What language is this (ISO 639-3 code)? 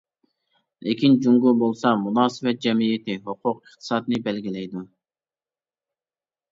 uig